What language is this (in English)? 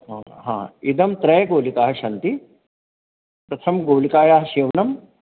Sanskrit